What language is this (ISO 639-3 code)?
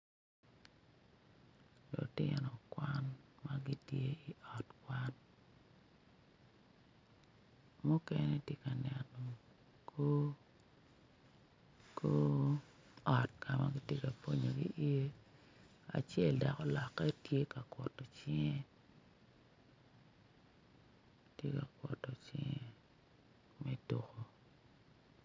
ach